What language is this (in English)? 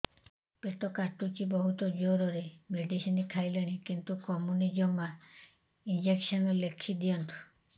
Odia